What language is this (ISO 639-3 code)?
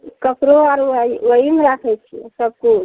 mai